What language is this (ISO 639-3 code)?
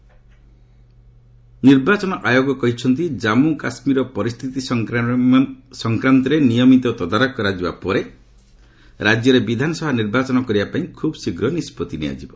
ori